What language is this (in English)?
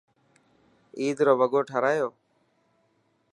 Dhatki